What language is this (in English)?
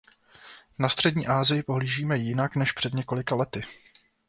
Czech